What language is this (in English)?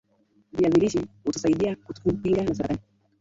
Swahili